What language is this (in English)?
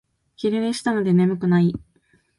Japanese